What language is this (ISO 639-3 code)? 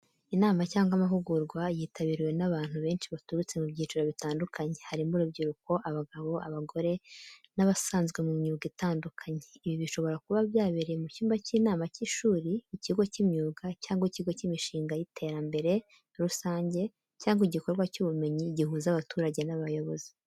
kin